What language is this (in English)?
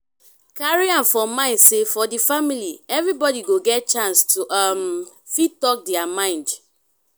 Nigerian Pidgin